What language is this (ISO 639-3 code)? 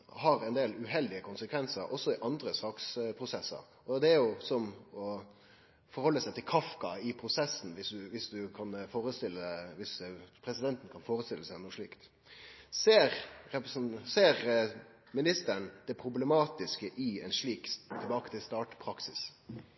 nno